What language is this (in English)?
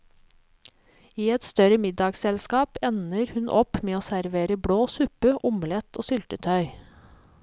Norwegian